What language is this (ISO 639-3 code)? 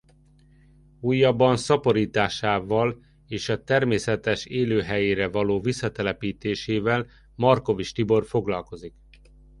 hun